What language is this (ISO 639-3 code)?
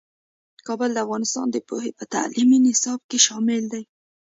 pus